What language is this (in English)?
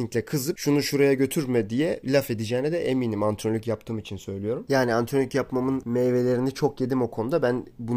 Turkish